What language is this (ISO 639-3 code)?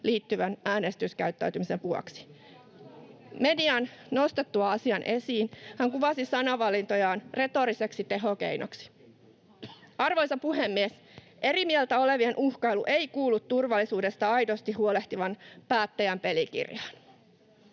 fin